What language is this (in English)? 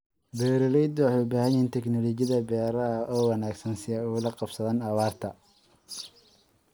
Somali